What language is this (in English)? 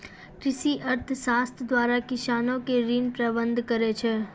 Maithili